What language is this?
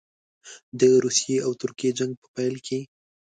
Pashto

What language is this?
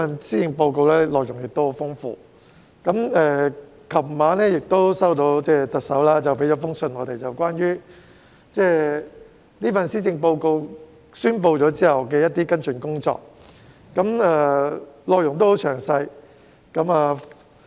Cantonese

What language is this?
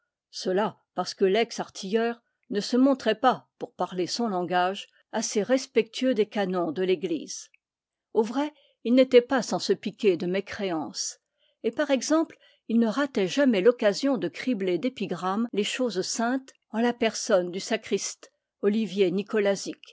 French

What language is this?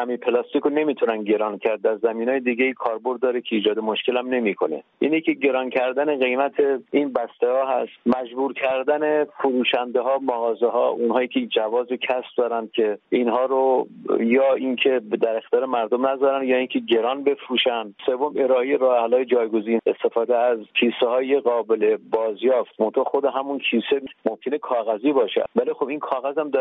Persian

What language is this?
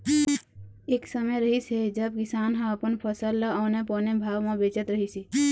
Chhattisgarhi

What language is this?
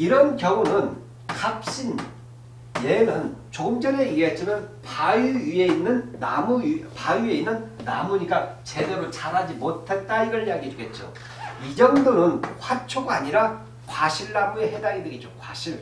Korean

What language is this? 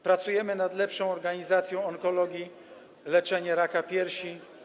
Polish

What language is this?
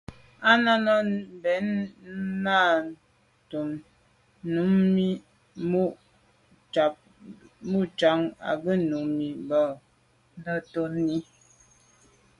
Medumba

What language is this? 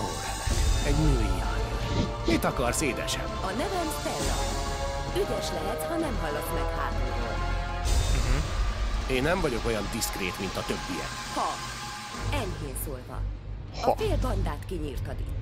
Hungarian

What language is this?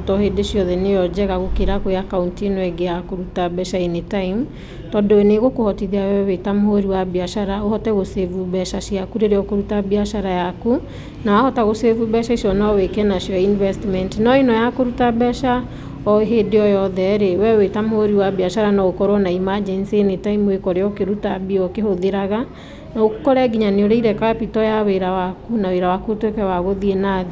Kikuyu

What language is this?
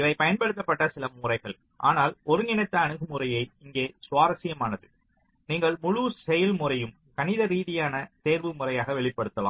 Tamil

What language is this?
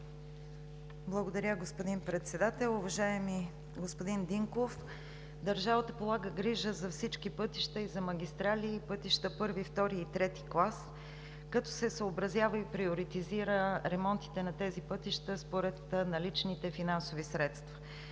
Bulgarian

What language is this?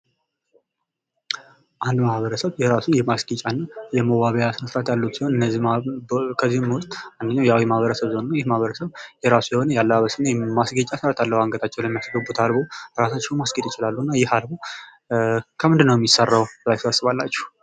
Amharic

